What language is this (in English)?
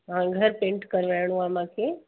Sindhi